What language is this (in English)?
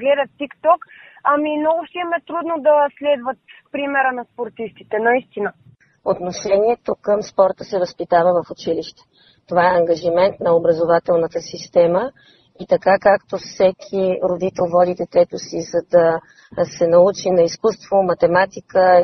Bulgarian